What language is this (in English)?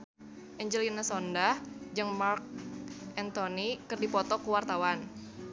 Sundanese